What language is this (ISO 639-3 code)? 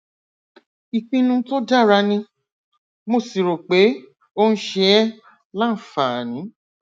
yor